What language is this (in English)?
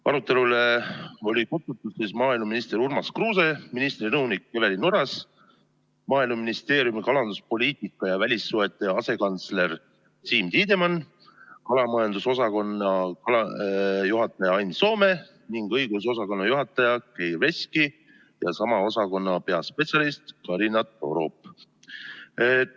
Estonian